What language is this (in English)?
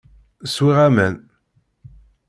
Kabyle